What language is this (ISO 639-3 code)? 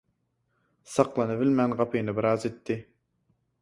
tuk